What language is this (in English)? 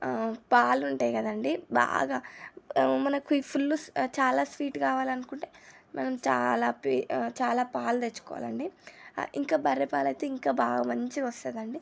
Telugu